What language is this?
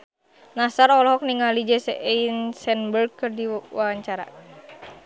Sundanese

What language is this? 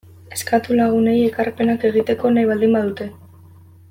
Basque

